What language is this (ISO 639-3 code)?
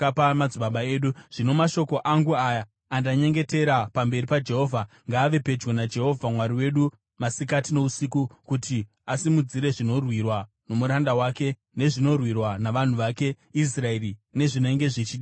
sna